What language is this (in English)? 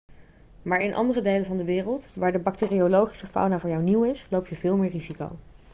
Dutch